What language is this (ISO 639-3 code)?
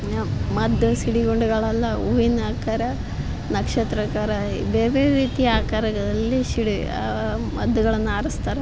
kan